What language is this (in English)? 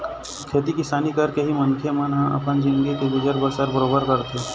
Chhattisgarhi